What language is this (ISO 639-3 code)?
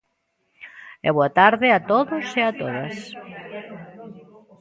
glg